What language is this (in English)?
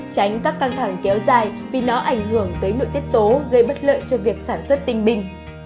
Vietnamese